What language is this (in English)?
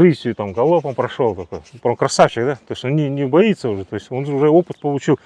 Russian